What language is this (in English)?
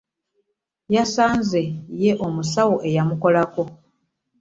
Ganda